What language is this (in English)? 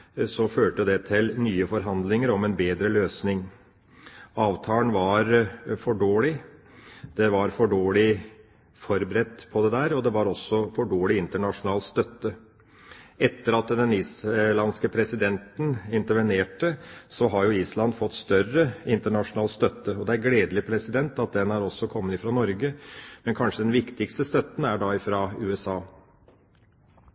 Norwegian Bokmål